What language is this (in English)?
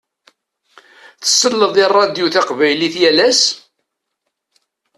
Kabyle